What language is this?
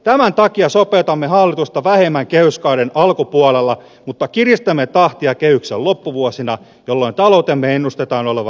Finnish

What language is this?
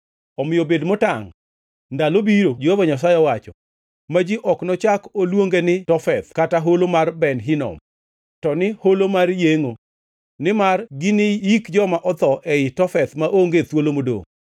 Luo (Kenya and Tanzania)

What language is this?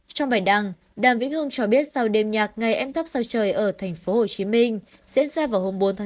Vietnamese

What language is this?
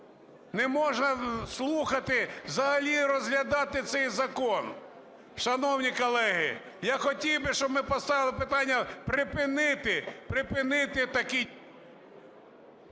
Ukrainian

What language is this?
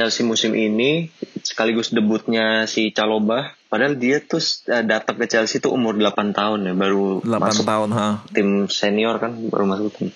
Indonesian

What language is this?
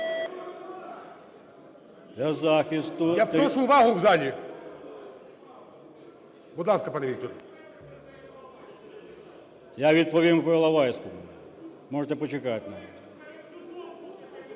Ukrainian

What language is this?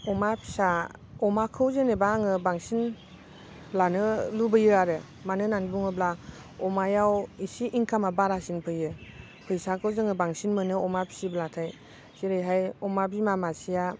Bodo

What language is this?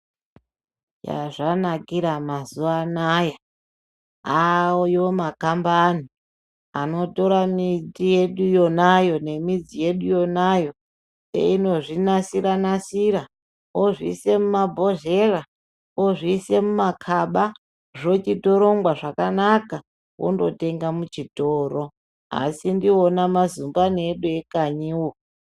Ndau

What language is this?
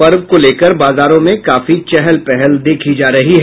Hindi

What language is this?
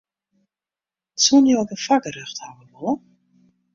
Western Frisian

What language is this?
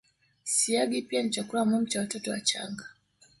Swahili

